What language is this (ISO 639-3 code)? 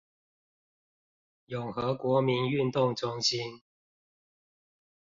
zho